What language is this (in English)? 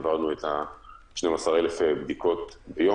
Hebrew